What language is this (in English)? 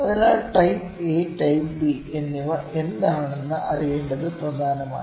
Malayalam